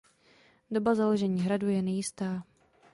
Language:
Czech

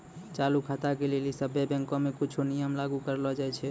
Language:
Maithili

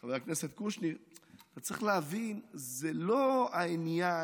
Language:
Hebrew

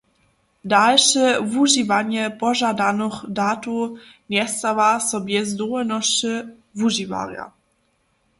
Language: Upper Sorbian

